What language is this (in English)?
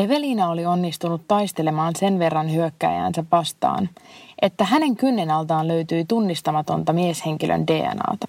Finnish